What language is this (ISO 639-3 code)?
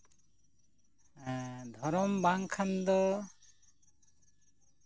sat